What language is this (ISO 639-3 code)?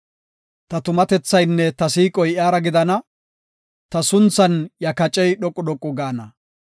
gof